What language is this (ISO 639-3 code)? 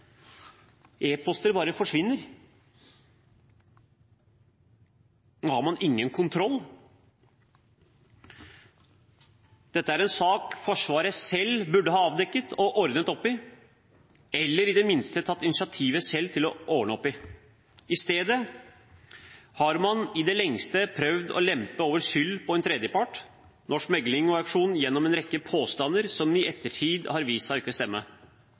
nob